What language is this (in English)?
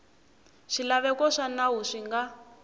Tsonga